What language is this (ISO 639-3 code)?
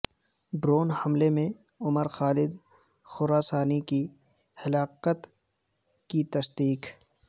urd